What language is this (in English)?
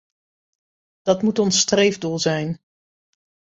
Dutch